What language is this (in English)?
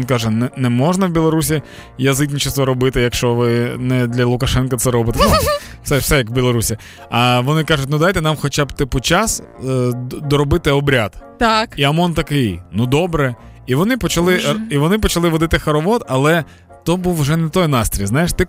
Ukrainian